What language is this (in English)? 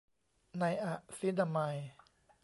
Thai